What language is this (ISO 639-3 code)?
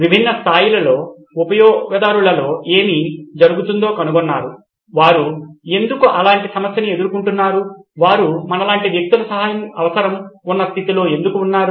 tel